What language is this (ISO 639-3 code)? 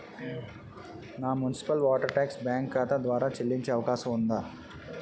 tel